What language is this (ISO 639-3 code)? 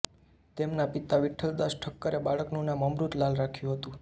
guj